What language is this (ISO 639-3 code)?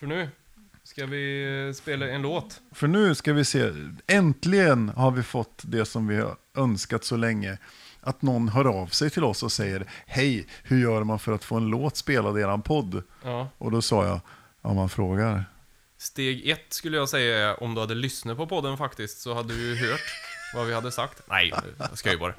swe